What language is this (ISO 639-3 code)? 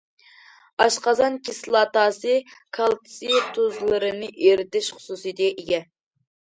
uig